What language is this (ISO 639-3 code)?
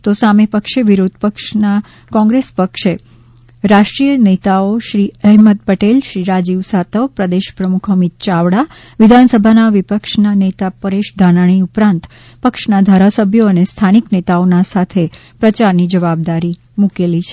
guj